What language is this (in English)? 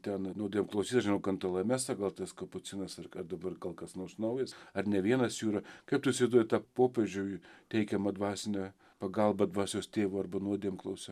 Lithuanian